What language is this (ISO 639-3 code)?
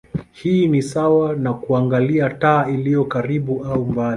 swa